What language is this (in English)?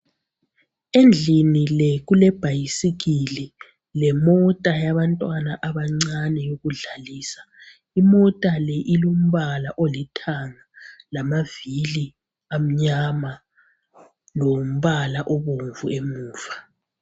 North Ndebele